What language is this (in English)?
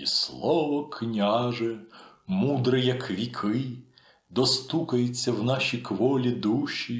Ukrainian